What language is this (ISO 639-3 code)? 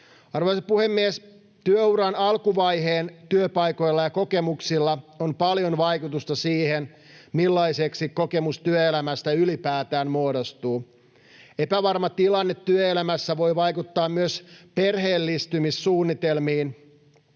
fin